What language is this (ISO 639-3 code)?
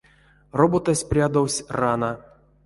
myv